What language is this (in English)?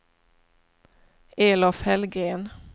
Swedish